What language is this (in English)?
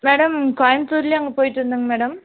Tamil